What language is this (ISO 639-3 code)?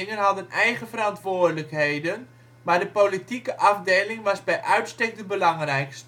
nld